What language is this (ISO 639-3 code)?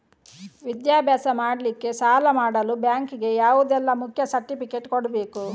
kan